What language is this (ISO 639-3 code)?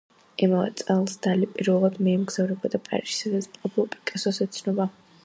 kat